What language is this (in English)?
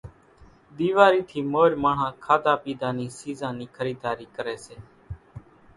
Kachi Koli